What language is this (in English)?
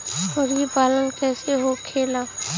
Bhojpuri